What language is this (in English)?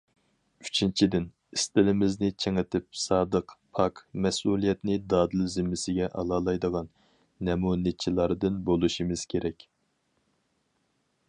Uyghur